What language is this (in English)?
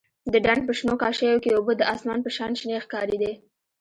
Pashto